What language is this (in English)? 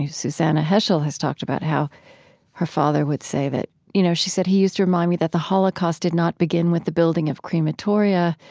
English